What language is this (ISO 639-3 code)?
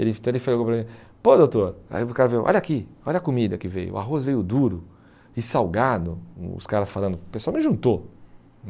por